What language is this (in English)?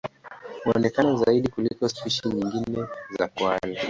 Swahili